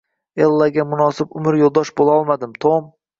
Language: Uzbek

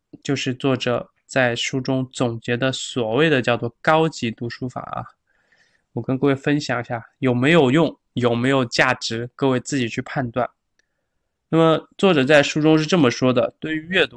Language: Chinese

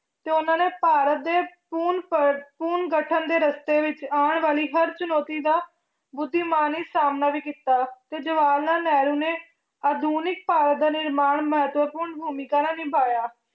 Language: Punjabi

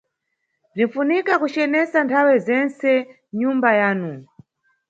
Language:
Nyungwe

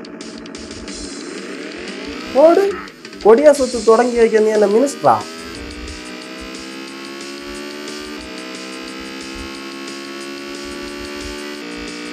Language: Arabic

